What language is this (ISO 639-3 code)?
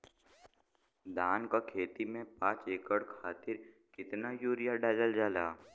bho